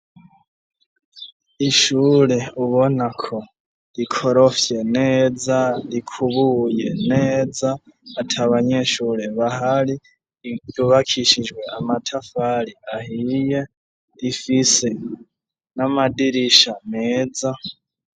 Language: Rundi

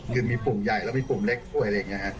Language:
Thai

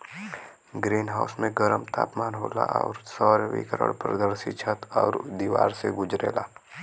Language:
Bhojpuri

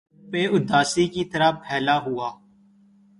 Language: Urdu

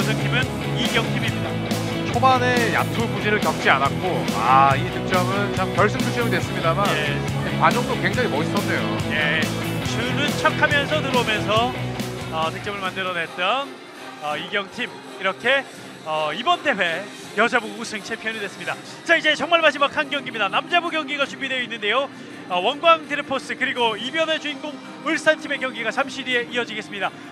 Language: Korean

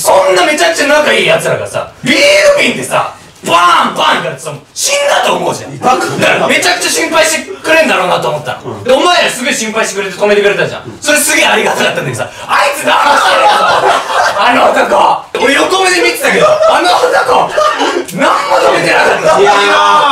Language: Japanese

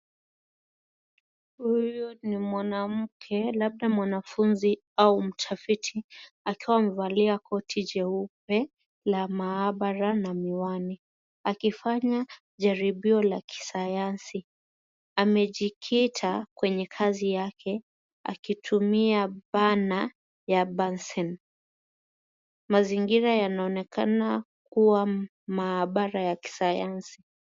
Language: Swahili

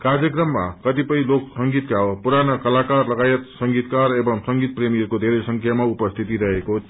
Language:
Nepali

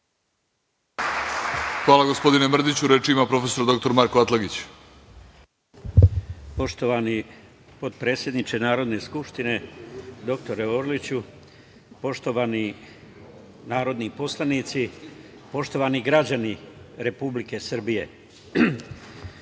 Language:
Serbian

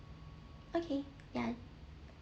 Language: English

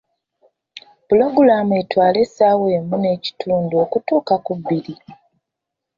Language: Ganda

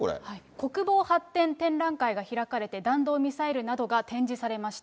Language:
Japanese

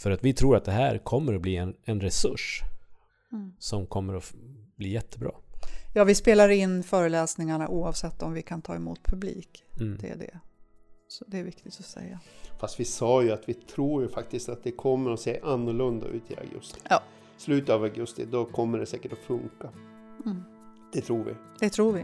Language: Swedish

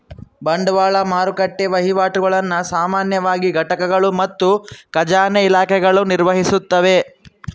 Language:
Kannada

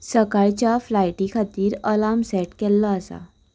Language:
Konkani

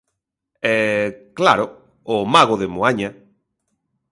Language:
Galician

